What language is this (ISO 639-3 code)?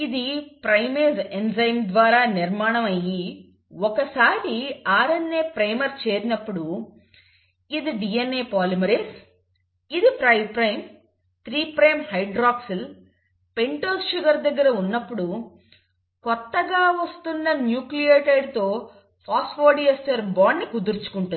tel